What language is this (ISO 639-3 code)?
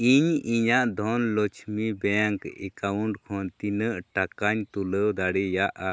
sat